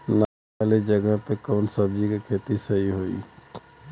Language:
Bhojpuri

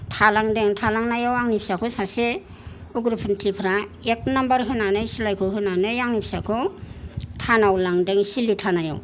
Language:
Bodo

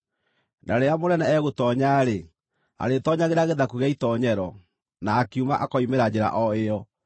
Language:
Kikuyu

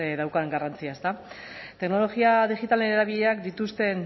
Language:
Basque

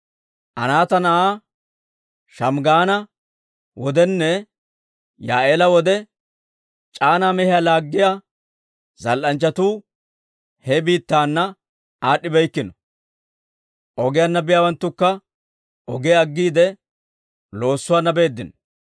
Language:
Dawro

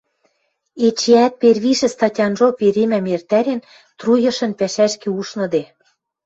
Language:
Western Mari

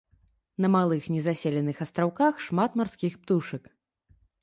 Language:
Belarusian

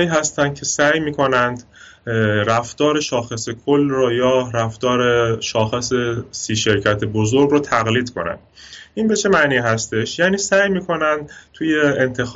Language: Persian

